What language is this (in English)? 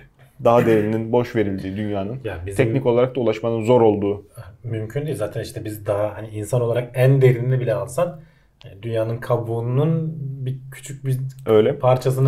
Turkish